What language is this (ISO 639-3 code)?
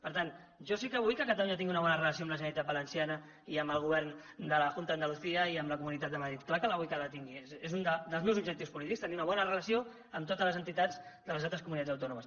cat